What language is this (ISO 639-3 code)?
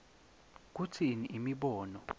ssw